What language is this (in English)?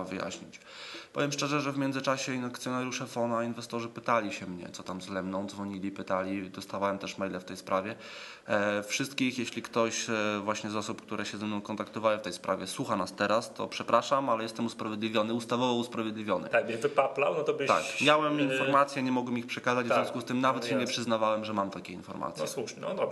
Polish